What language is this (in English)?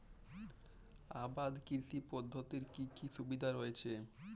Bangla